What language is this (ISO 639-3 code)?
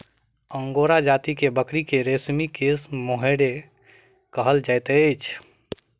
mai